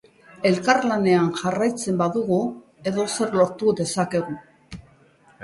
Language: Basque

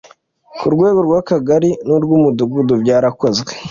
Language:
Kinyarwanda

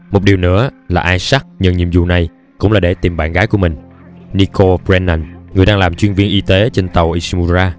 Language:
Vietnamese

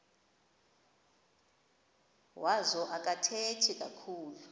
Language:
Xhosa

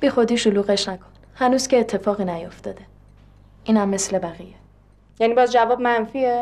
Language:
Persian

